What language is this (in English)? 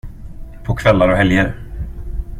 Swedish